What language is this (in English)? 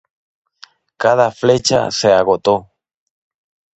Spanish